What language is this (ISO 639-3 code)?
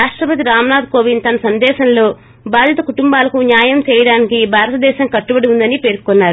tel